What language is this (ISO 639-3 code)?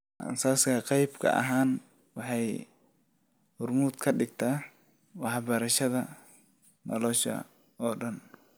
som